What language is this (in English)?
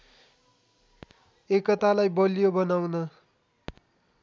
Nepali